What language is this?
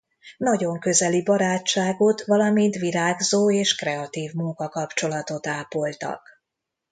Hungarian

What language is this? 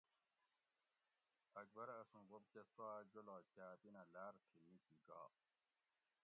Gawri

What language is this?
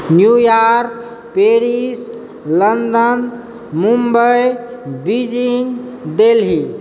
Maithili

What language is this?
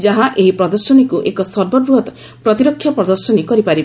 Odia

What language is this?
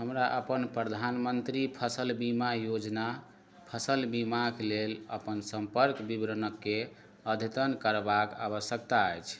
Maithili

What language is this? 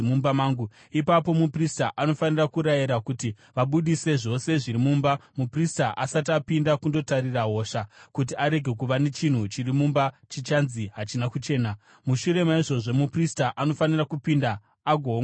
Shona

